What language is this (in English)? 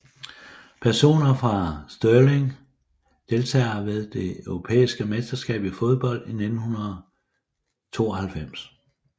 Danish